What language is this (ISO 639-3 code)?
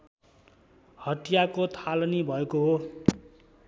nep